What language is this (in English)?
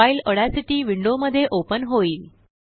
Marathi